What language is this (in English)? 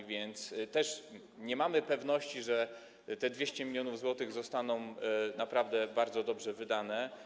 Polish